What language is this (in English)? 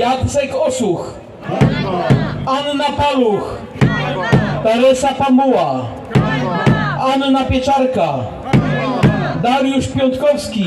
Polish